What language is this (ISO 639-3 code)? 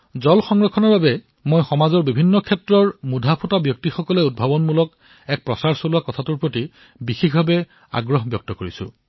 asm